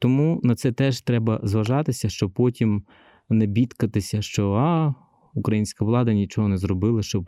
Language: Ukrainian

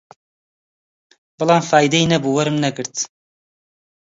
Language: Central Kurdish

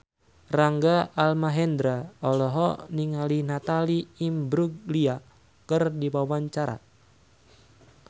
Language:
Sundanese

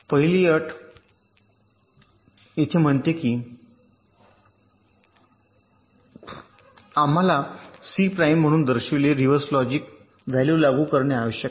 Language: Marathi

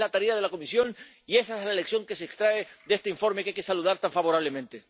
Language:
Spanish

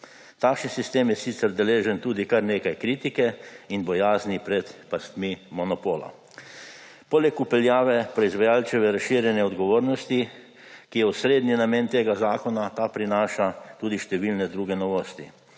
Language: Slovenian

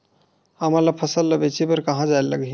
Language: Chhattisgarhi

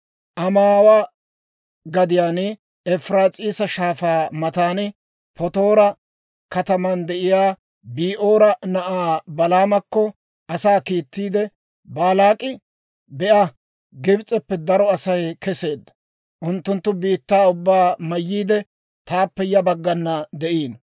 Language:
Dawro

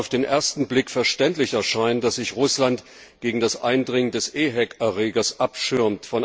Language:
German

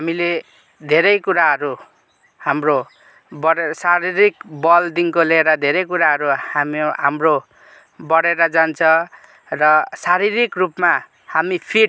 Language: Nepali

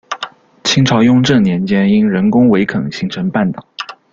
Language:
Chinese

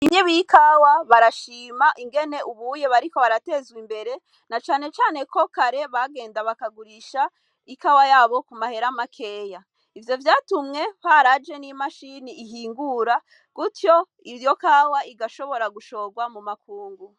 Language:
Rundi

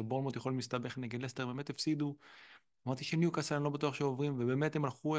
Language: Hebrew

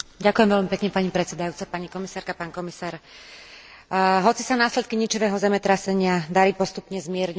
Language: Slovak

